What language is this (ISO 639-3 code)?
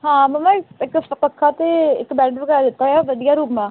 pan